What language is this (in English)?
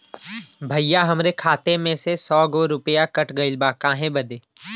Bhojpuri